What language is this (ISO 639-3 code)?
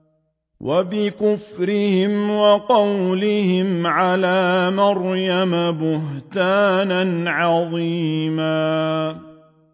ara